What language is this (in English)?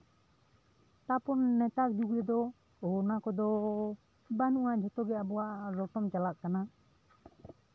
Santali